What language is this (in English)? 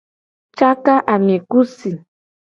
Gen